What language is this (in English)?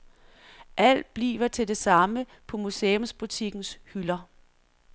Danish